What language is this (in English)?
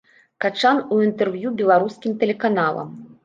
Belarusian